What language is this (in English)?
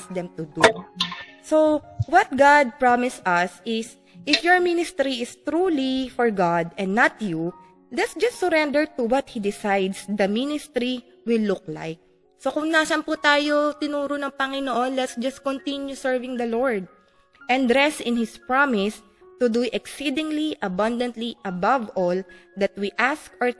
Filipino